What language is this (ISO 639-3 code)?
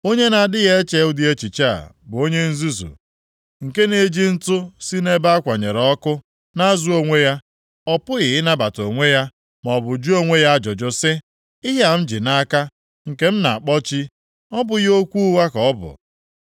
ibo